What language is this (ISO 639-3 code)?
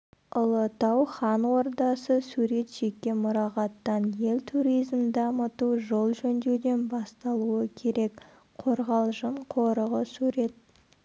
kaz